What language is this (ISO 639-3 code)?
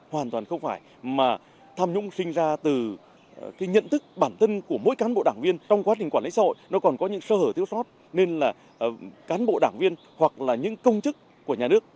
vie